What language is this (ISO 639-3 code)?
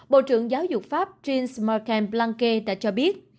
vie